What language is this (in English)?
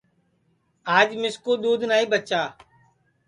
Sansi